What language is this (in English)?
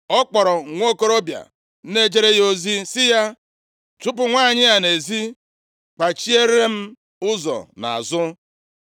Igbo